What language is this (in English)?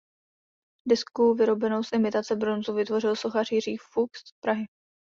Czech